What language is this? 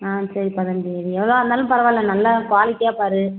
Tamil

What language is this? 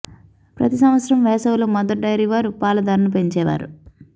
Telugu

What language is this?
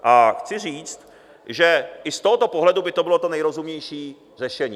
Czech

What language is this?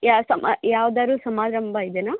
Kannada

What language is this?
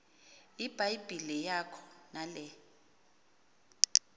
Xhosa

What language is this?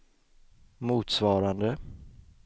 Swedish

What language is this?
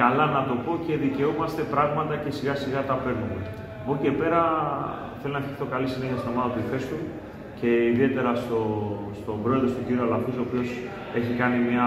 Greek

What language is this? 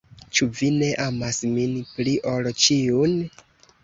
Esperanto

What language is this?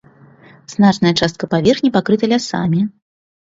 Belarusian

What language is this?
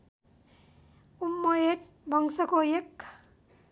Nepali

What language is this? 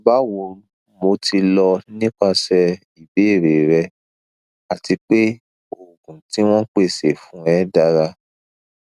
Yoruba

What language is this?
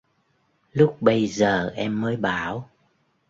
Vietnamese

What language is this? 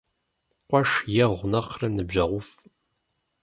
Kabardian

